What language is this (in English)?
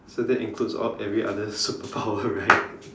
English